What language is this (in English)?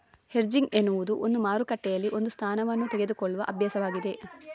Kannada